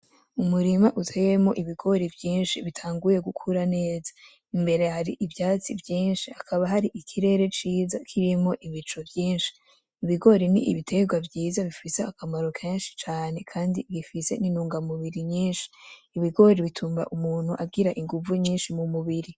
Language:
Rundi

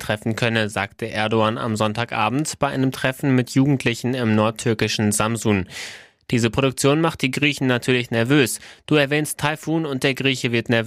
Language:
German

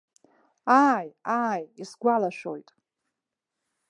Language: Abkhazian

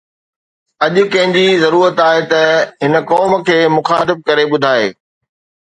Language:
Sindhi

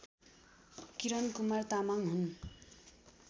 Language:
Nepali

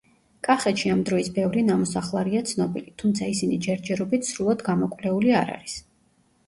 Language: Georgian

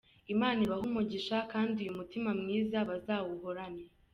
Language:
Kinyarwanda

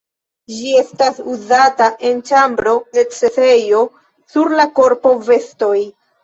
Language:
Esperanto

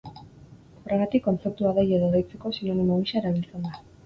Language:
Basque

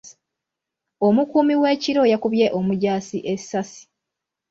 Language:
Ganda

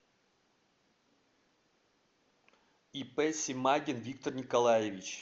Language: Russian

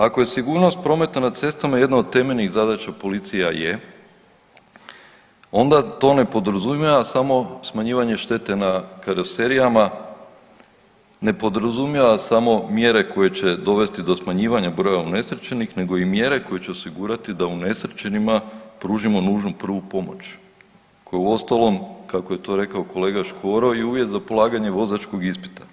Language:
Croatian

